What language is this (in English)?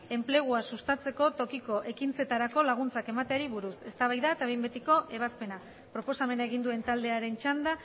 Basque